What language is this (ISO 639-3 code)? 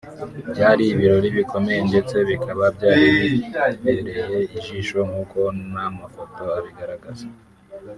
kin